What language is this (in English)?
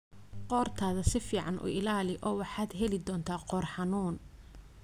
Somali